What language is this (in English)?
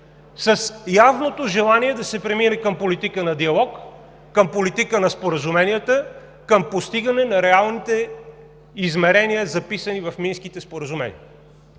Bulgarian